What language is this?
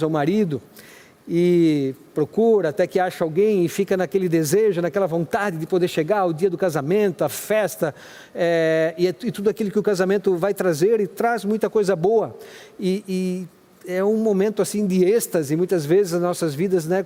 Portuguese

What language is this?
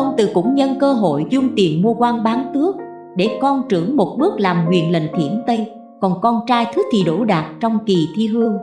Vietnamese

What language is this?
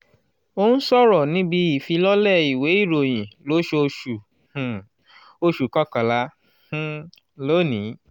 Yoruba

